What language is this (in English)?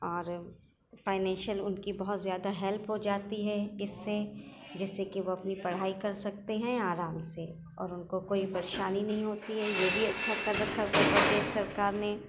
Urdu